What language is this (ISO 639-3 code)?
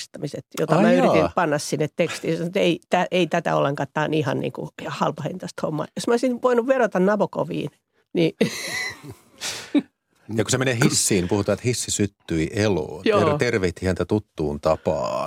fin